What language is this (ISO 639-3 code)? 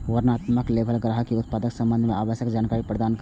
mai